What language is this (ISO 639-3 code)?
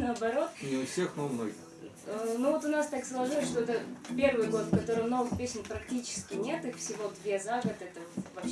rus